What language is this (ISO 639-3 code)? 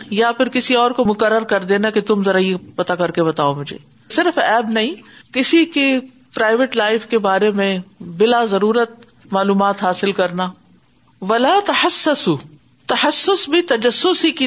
urd